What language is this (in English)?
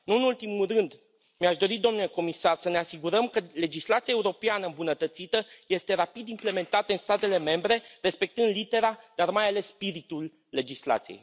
Romanian